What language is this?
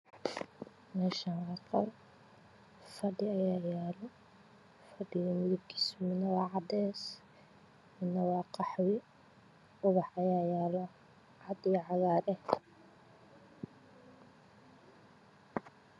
Somali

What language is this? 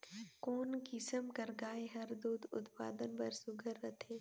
Chhattisgarhi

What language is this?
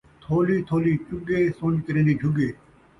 Saraiki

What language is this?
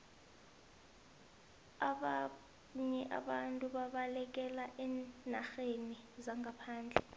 South Ndebele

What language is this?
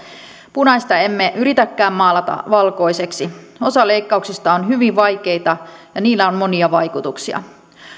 Finnish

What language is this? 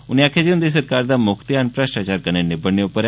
Dogri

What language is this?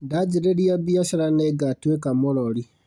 Kikuyu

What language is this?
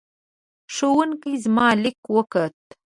Pashto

